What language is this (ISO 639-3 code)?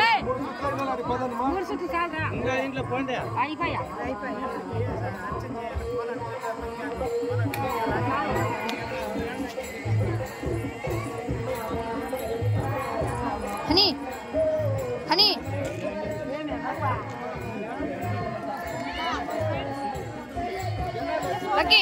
ind